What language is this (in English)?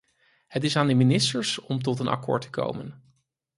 Dutch